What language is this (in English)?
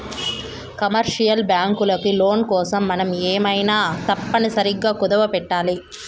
Telugu